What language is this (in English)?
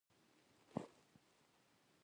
Pashto